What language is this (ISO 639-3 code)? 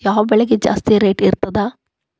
kan